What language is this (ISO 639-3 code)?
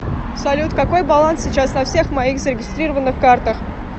rus